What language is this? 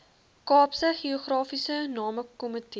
Afrikaans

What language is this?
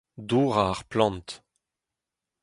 Breton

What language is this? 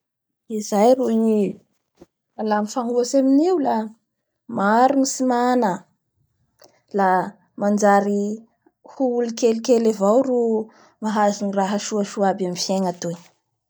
Bara Malagasy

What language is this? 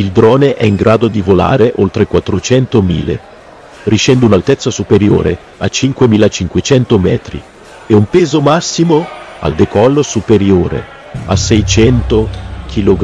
Italian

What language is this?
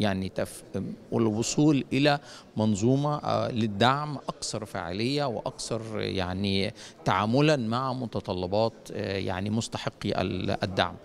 Arabic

